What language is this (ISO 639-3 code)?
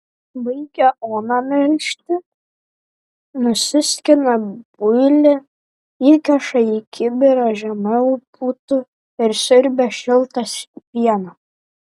lit